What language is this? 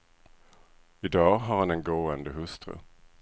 Swedish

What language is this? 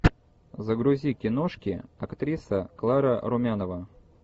Russian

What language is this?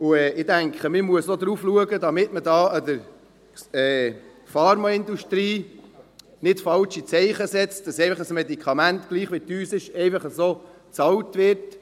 Swiss German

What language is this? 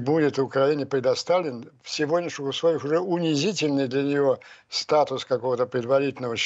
Russian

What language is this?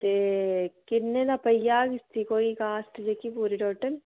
Dogri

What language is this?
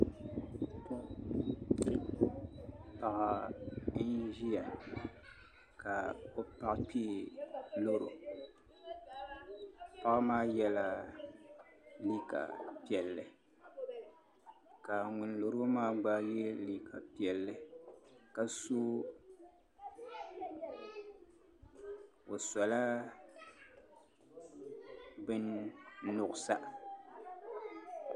Dagbani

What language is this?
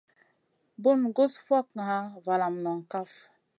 Masana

